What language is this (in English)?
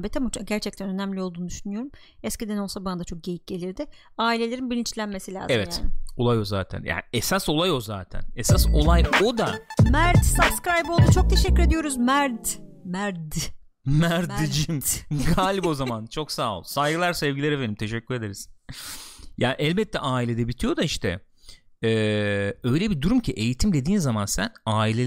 Turkish